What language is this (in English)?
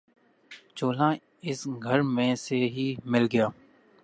Urdu